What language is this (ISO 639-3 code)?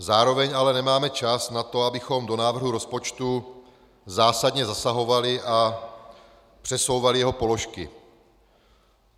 ces